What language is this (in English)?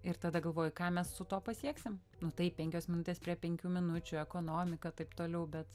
Lithuanian